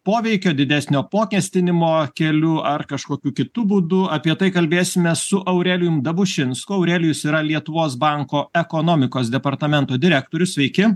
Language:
Lithuanian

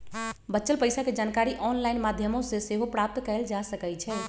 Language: Magahi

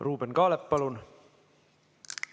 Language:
Estonian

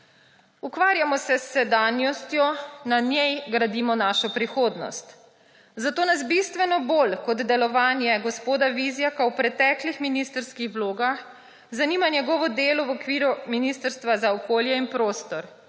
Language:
Slovenian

